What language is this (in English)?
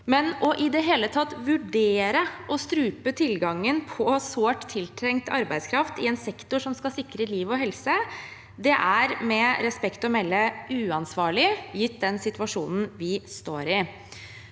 Norwegian